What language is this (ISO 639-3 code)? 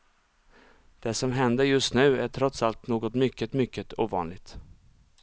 swe